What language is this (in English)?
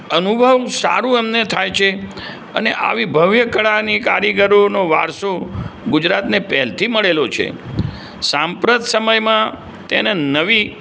Gujarati